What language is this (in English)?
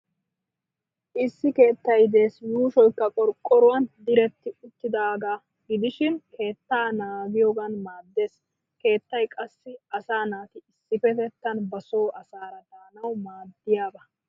Wolaytta